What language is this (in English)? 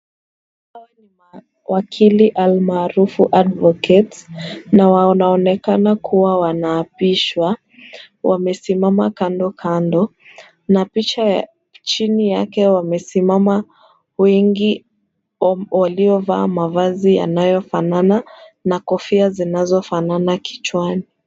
Swahili